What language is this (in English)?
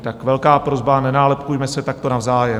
Czech